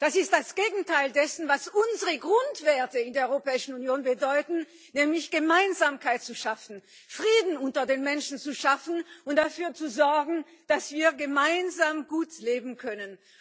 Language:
German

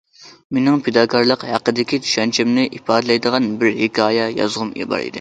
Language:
Uyghur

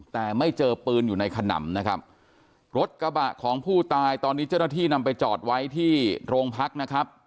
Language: Thai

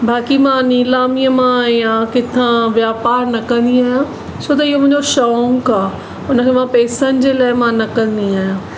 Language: Sindhi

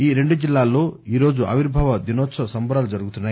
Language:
Telugu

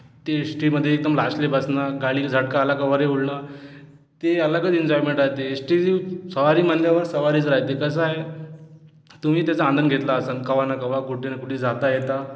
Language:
Marathi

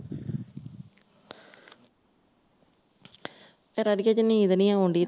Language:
Punjabi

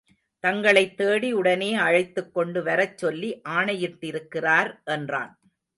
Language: Tamil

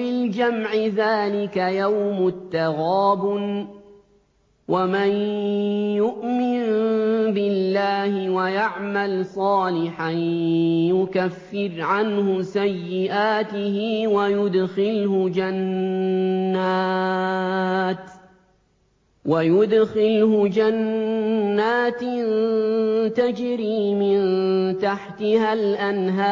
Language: Arabic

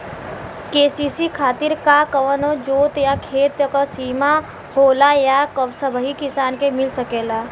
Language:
Bhojpuri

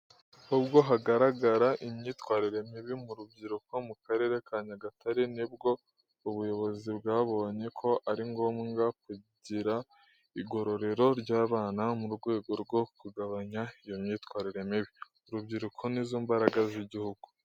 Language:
Kinyarwanda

